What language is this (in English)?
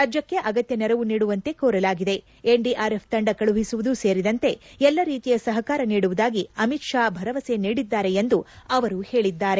Kannada